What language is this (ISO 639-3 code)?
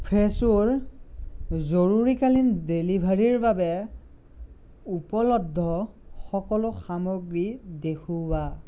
asm